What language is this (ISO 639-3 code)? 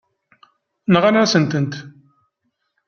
kab